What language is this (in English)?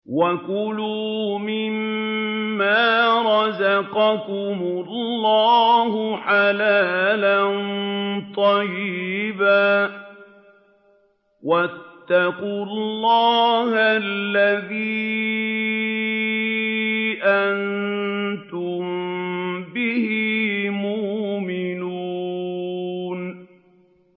Arabic